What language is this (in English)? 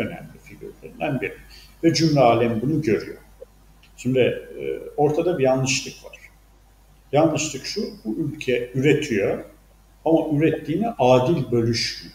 Turkish